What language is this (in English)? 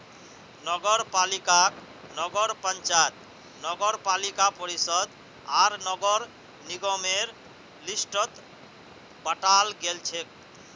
Magahi